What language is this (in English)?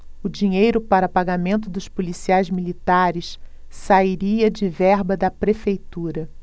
Portuguese